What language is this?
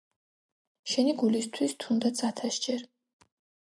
Georgian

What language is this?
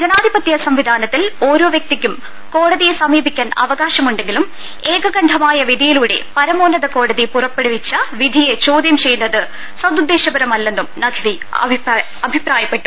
Malayalam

